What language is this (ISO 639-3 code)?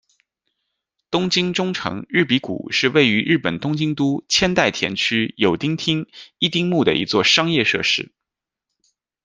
zho